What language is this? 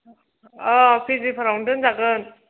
Bodo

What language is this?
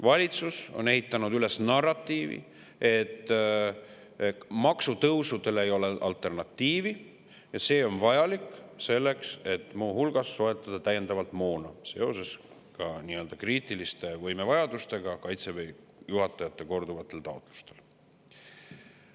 Estonian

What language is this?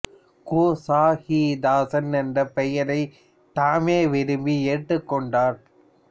Tamil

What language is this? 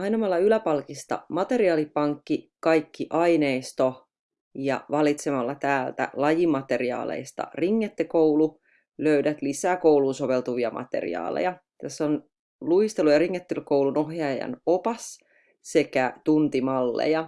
Finnish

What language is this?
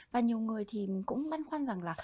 Vietnamese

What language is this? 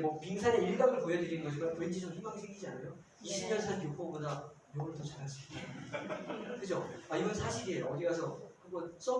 Korean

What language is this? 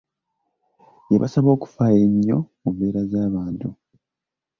Ganda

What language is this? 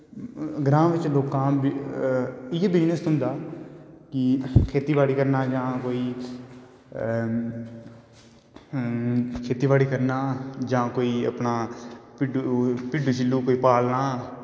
Dogri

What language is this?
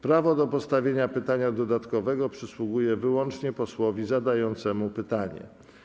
Polish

